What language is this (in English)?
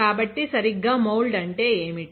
Telugu